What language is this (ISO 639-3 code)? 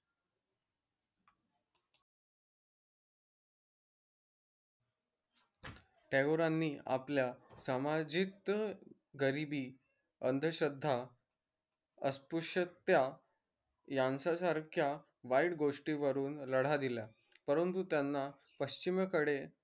mar